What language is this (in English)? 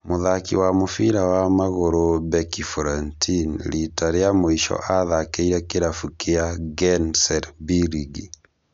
Kikuyu